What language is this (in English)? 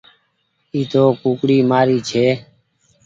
Goaria